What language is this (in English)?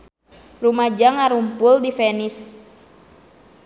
Sundanese